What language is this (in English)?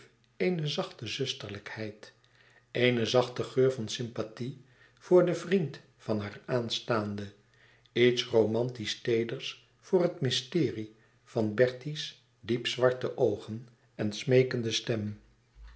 Dutch